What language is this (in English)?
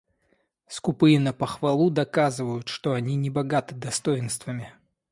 Russian